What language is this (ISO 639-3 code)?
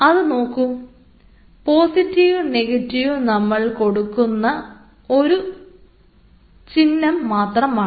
mal